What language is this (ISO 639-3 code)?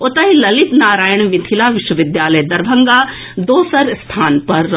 mai